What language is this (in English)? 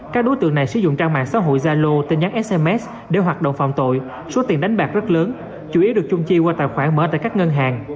Vietnamese